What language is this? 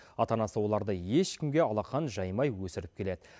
Kazakh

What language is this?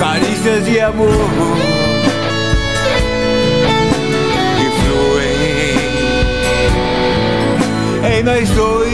Portuguese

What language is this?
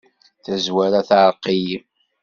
Kabyle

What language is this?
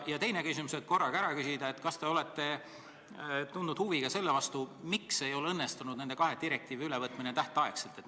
Estonian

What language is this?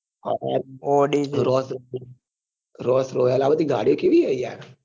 Gujarati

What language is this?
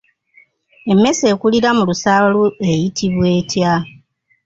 Ganda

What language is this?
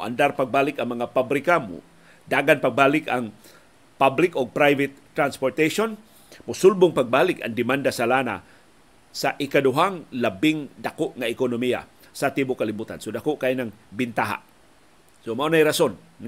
Filipino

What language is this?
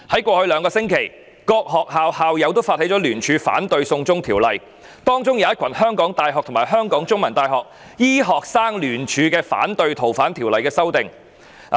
Cantonese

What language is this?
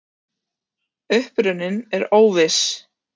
Icelandic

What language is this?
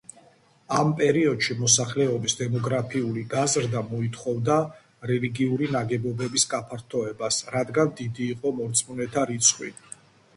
Georgian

